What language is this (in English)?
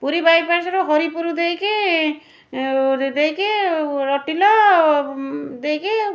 Odia